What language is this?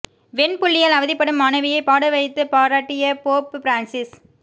Tamil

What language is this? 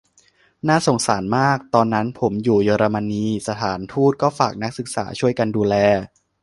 Thai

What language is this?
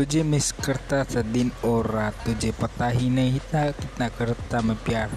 Hindi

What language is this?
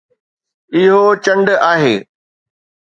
Sindhi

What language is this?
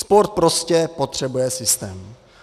Czech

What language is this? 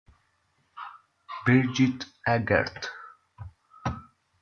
Italian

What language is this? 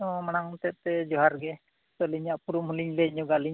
Santali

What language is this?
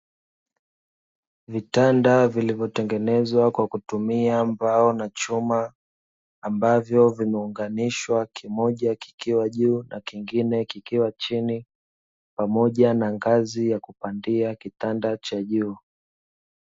Swahili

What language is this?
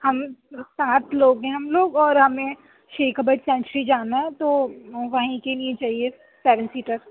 Urdu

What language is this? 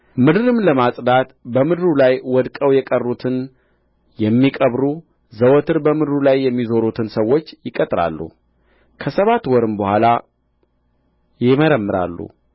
Amharic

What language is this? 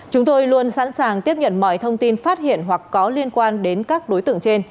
Vietnamese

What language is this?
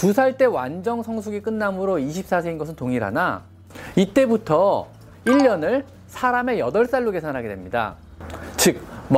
Korean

